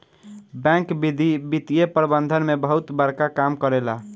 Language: Bhojpuri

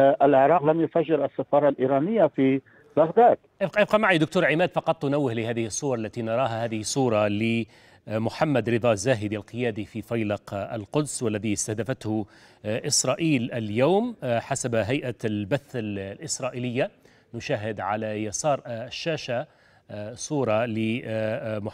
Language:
Arabic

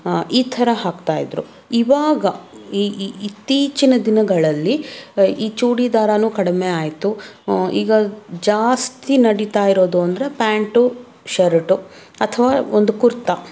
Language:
Kannada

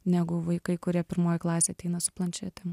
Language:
Lithuanian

